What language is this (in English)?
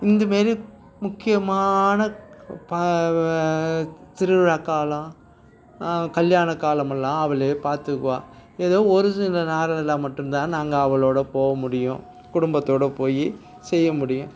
Tamil